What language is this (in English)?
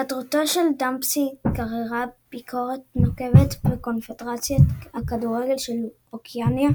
Hebrew